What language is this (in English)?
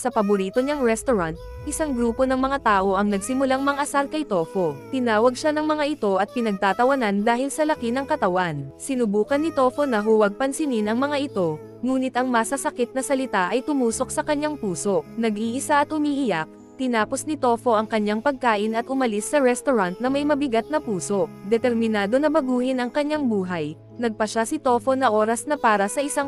Filipino